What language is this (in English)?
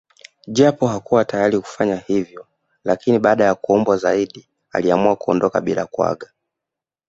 Swahili